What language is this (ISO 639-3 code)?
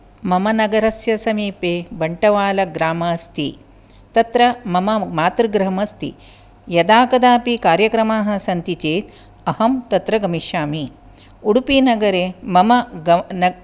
san